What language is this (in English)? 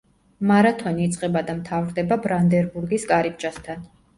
Georgian